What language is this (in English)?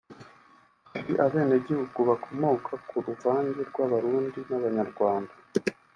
Kinyarwanda